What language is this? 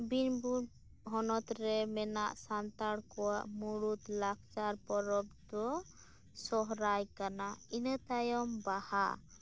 Santali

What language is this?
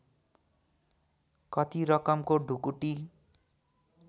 Nepali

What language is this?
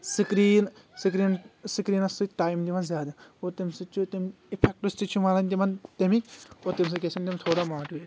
Kashmiri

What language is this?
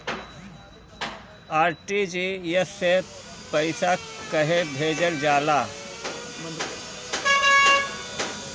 Bhojpuri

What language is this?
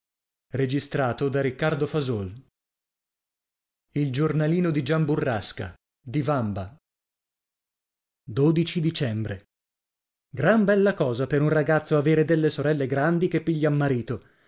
Italian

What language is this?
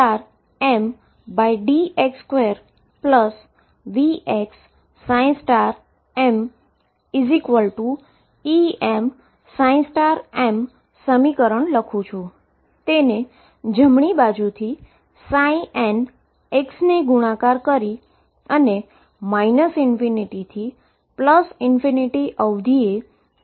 Gujarati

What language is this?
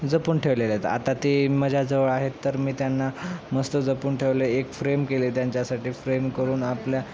Marathi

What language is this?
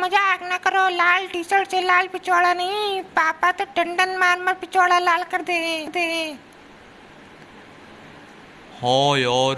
Hindi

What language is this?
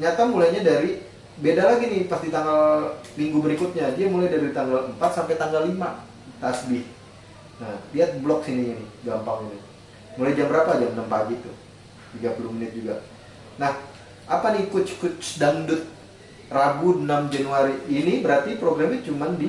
Indonesian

